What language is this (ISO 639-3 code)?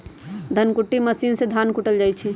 mag